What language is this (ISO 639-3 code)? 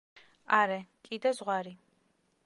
kat